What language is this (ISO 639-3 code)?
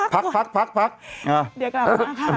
tha